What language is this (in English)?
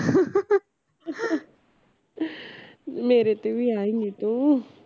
Punjabi